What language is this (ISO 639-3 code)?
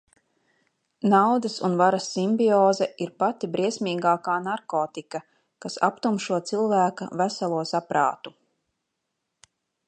lav